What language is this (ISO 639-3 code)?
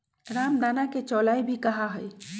mag